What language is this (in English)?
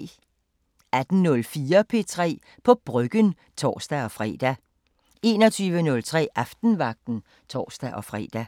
Danish